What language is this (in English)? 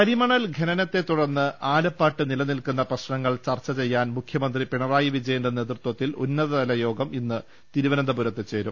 Malayalam